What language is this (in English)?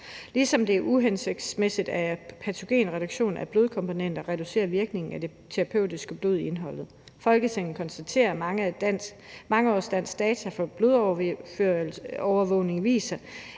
Danish